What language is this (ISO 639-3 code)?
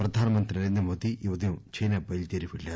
tel